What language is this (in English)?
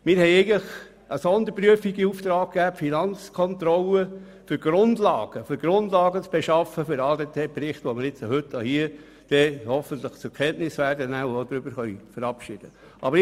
Swiss German